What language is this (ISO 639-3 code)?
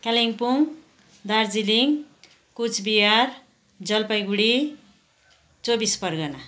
nep